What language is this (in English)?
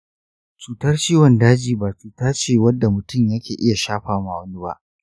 Hausa